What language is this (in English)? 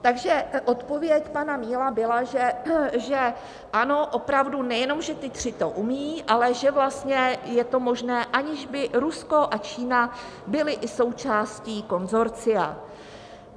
Czech